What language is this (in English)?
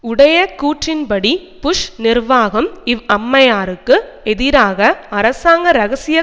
Tamil